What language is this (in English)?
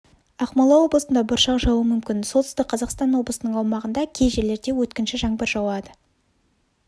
Kazakh